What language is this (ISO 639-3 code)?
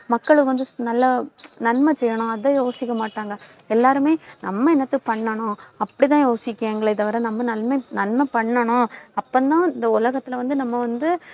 tam